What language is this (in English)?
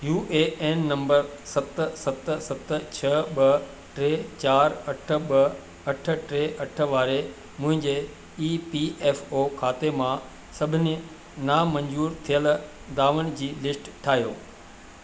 Sindhi